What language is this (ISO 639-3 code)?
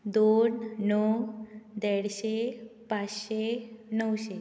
kok